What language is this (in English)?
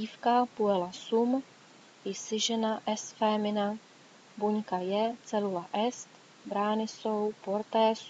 Czech